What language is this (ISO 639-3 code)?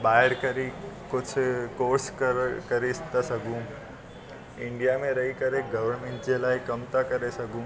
snd